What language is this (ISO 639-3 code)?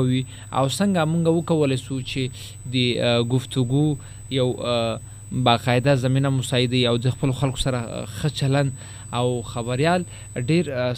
urd